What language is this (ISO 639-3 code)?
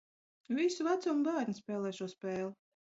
lav